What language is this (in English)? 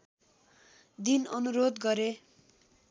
Nepali